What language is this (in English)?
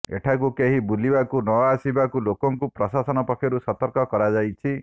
Odia